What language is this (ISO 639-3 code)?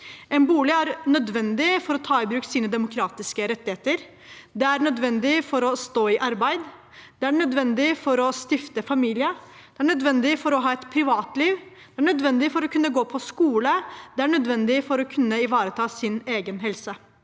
nor